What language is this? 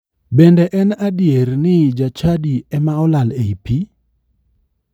Luo (Kenya and Tanzania)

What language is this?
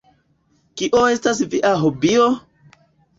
Esperanto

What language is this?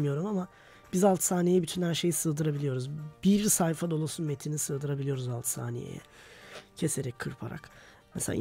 Turkish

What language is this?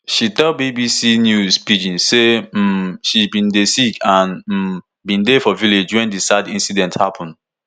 Nigerian Pidgin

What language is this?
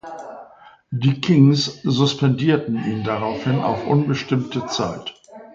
German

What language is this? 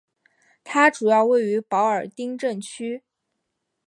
Chinese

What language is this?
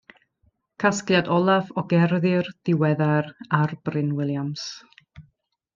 Welsh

